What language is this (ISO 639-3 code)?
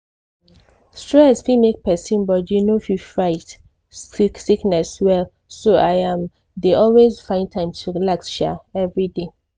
pcm